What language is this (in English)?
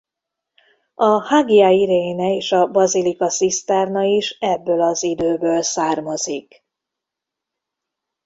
Hungarian